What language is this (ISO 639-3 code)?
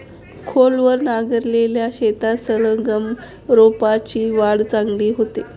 mar